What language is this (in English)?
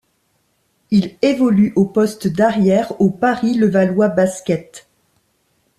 French